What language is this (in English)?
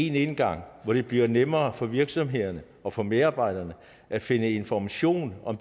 Danish